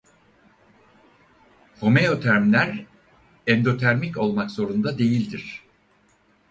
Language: Turkish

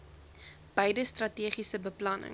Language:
Afrikaans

